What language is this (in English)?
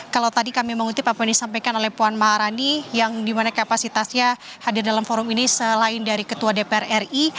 Indonesian